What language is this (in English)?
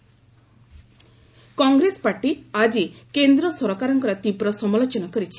Odia